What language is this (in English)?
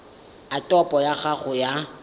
Tswana